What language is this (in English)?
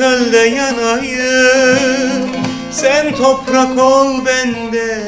Turkish